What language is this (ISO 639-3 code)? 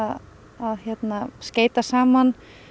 isl